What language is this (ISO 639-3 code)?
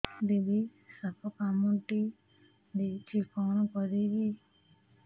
ori